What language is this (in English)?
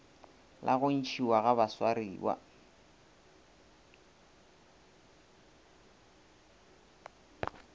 Northern Sotho